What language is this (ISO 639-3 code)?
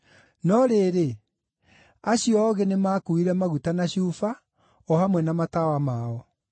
kik